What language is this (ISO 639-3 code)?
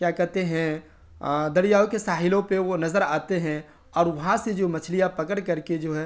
urd